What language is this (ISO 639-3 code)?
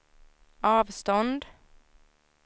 swe